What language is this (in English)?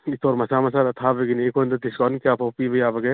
Manipuri